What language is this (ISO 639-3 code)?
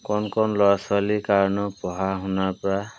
asm